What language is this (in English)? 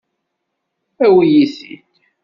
Kabyle